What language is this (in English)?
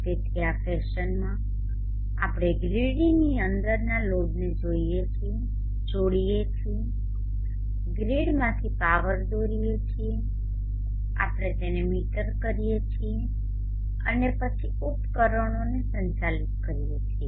Gujarati